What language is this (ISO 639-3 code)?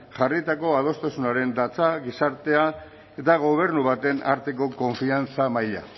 eus